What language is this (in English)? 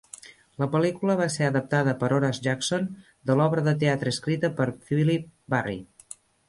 Catalan